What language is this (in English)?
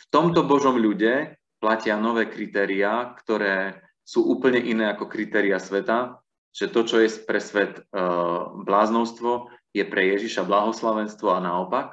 Slovak